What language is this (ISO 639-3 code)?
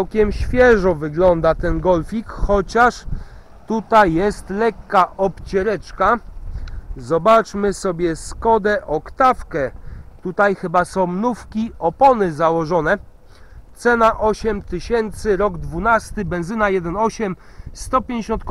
pol